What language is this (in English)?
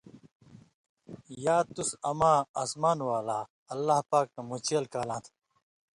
Indus Kohistani